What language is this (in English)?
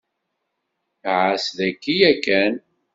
Kabyle